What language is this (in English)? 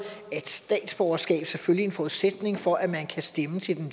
Danish